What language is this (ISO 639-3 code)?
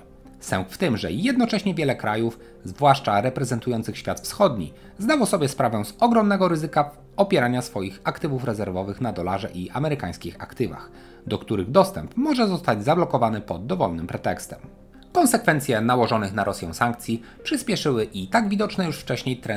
pol